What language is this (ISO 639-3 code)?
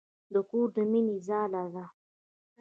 pus